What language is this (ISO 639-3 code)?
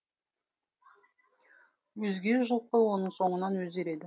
kaz